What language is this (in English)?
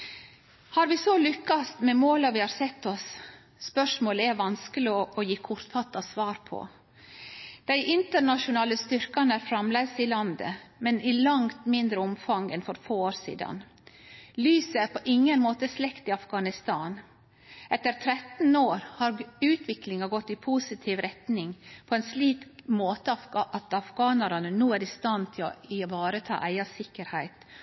Norwegian Nynorsk